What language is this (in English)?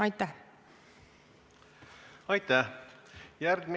Estonian